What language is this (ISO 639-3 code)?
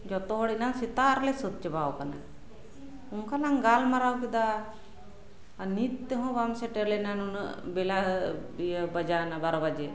sat